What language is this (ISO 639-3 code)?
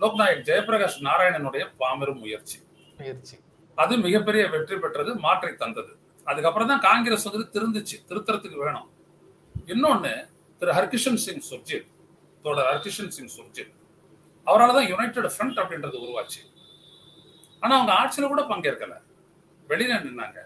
tam